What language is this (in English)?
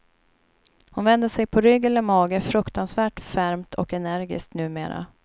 Swedish